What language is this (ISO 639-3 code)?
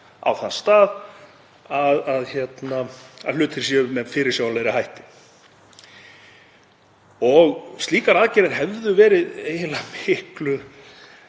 isl